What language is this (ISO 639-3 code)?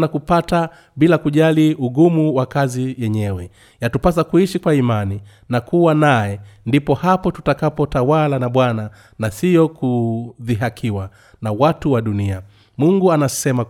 swa